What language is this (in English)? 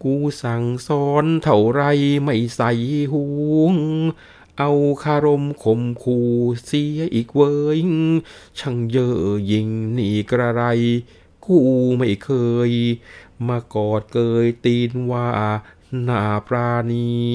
Thai